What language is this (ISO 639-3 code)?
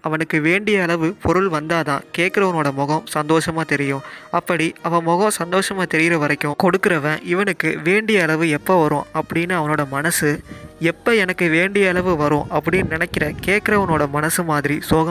tam